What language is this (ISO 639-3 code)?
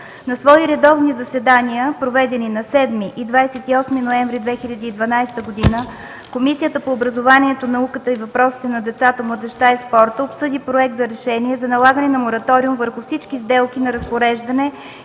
bul